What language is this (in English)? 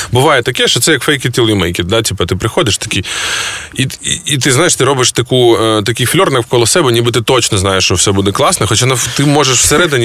Ukrainian